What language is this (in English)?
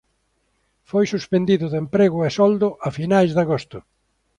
Galician